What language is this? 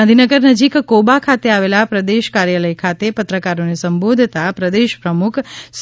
Gujarati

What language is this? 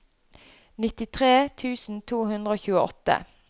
Norwegian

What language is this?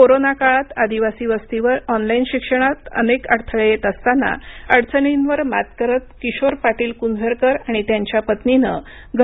Marathi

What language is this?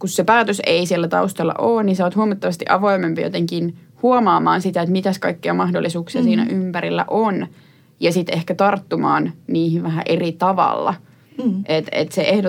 Finnish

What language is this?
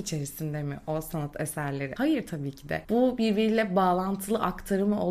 Turkish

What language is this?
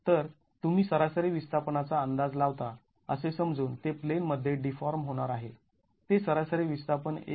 Marathi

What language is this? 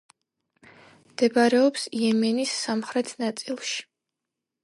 Georgian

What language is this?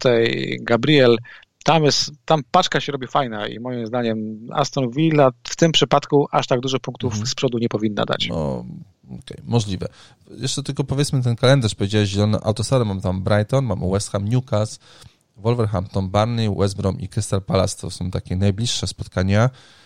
Polish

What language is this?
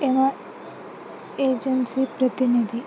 Telugu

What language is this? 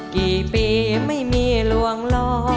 Thai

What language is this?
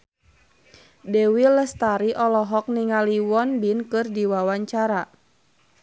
Sundanese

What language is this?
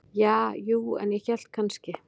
Icelandic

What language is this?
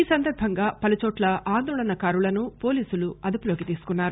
Telugu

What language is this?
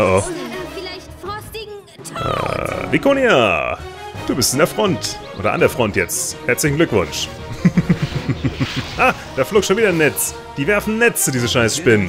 German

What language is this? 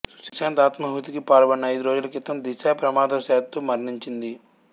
Telugu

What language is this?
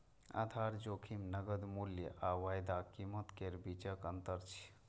Maithili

